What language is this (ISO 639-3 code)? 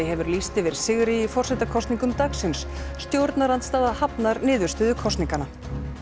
isl